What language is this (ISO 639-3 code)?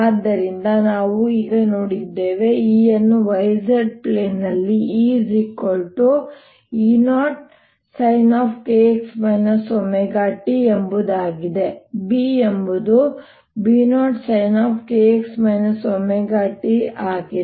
kan